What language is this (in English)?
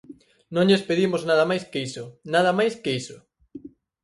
Galician